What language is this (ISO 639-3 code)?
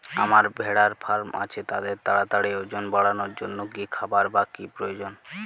ben